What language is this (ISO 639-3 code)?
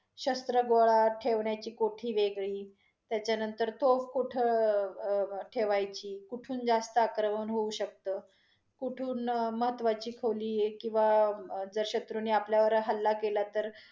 mar